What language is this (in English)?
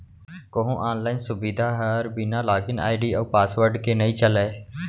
Chhattisgarhi